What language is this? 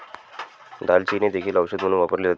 Marathi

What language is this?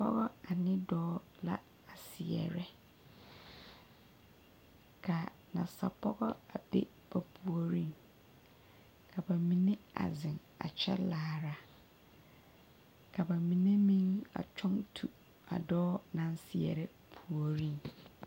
Southern Dagaare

